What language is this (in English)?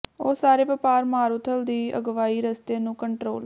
Punjabi